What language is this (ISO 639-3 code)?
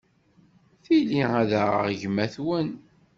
kab